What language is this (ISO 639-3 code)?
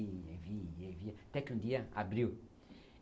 por